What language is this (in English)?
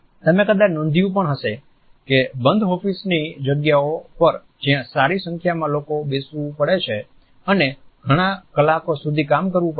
Gujarati